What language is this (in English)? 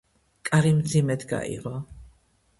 Georgian